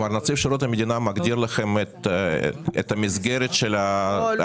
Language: Hebrew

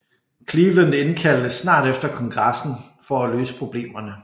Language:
Danish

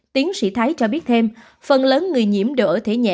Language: Vietnamese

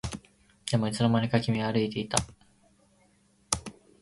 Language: Japanese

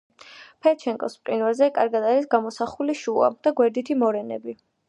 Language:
Georgian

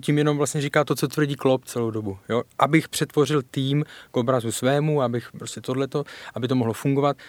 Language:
Czech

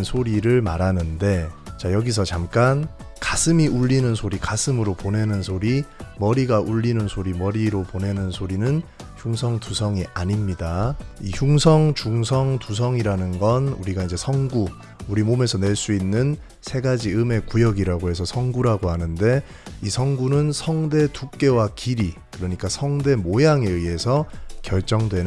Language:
Korean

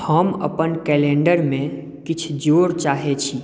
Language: Maithili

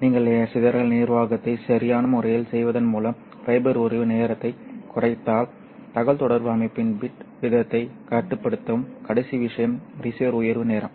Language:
Tamil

